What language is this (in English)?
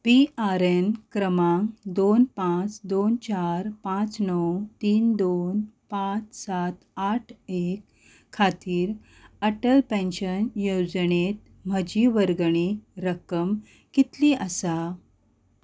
Konkani